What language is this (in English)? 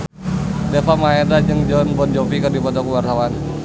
Sundanese